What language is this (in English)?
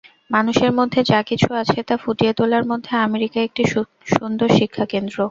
Bangla